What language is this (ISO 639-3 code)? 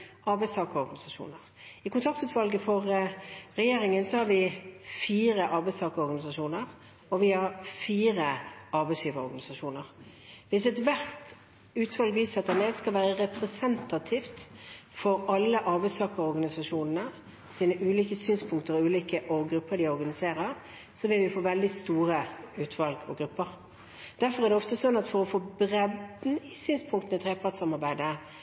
nob